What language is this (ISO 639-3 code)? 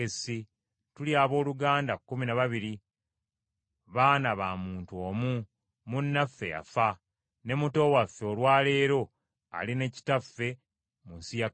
lug